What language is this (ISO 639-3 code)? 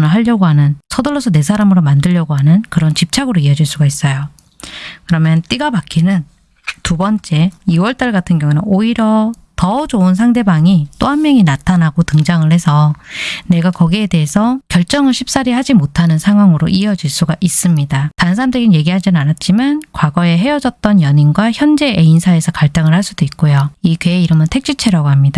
kor